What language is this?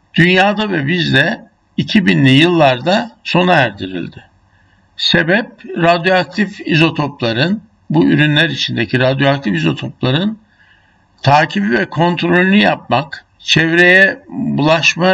Turkish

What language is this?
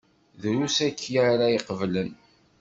Kabyle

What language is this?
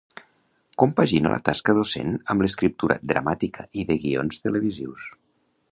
Catalan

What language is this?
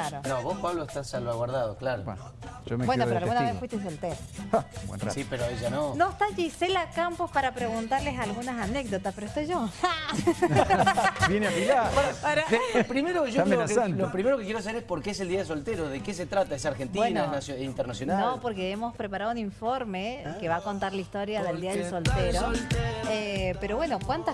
Spanish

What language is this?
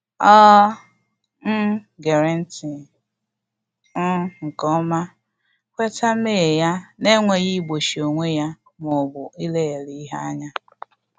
Igbo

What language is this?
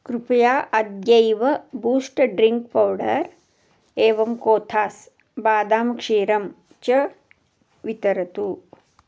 Sanskrit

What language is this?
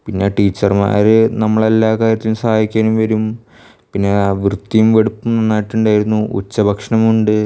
Malayalam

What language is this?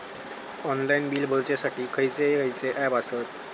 Marathi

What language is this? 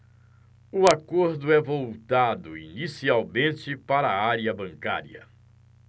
Portuguese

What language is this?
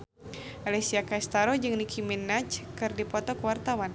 Sundanese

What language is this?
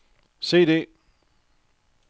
Danish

